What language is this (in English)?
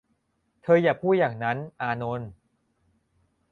Thai